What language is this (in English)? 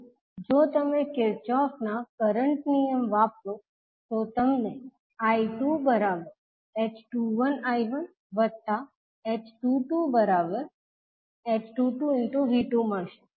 Gujarati